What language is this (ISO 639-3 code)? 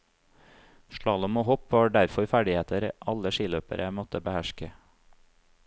nor